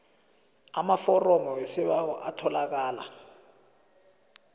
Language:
South Ndebele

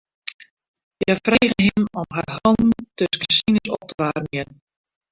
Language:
Western Frisian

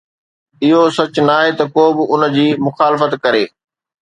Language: Sindhi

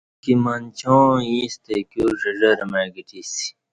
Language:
Kati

